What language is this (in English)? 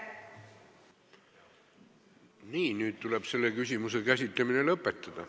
Estonian